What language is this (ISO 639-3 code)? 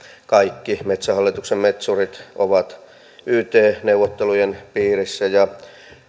fin